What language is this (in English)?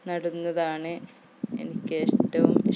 Malayalam